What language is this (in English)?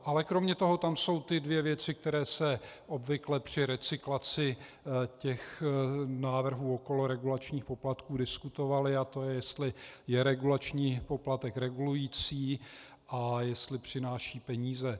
Czech